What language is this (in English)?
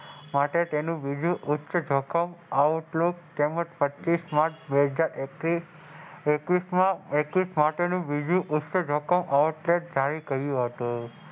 Gujarati